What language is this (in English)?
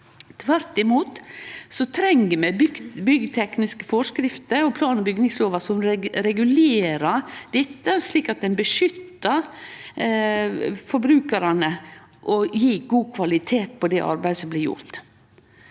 Norwegian